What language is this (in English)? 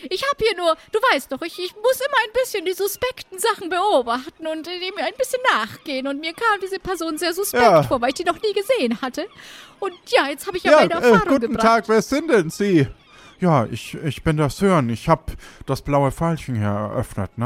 German